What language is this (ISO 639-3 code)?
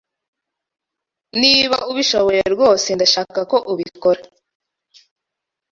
kin